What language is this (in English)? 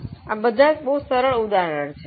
Gujarati